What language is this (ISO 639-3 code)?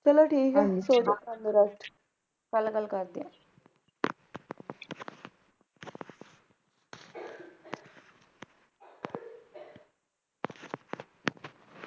pan